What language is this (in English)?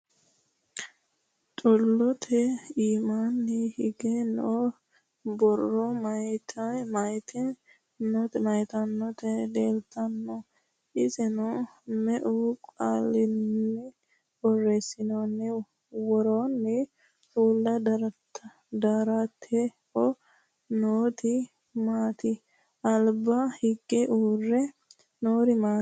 Sidamo